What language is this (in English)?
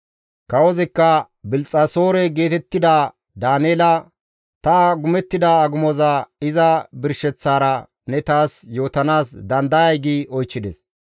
Gamo